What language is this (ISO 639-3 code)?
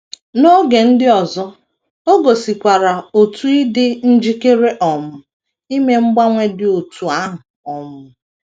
ibo